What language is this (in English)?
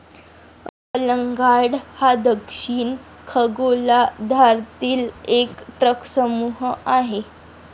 Marathi